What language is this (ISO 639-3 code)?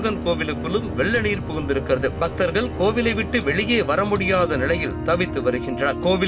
tam